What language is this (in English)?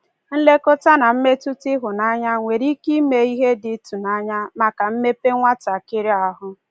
Igbo